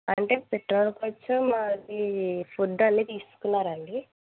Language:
Telugu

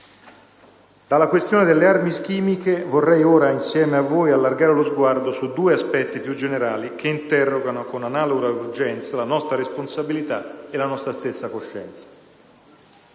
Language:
Italian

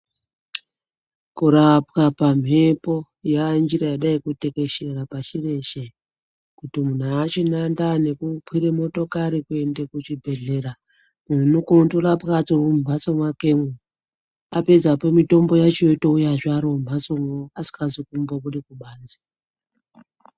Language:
Ndau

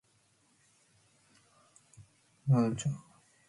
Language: Matsés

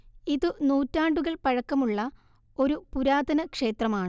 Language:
Malayalam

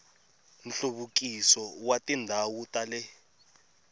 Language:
Tsonga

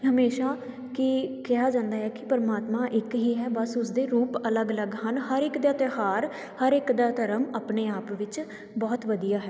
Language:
Punjabi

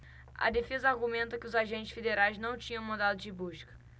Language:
Portuguese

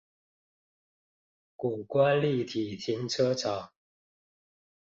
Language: Chinese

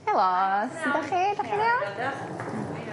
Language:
Welsh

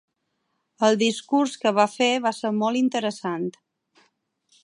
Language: Catalan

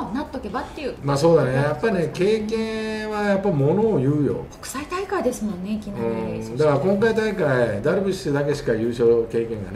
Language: Japanese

